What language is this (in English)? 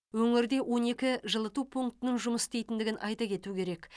Kazakh